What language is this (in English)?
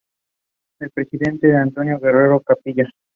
Spanish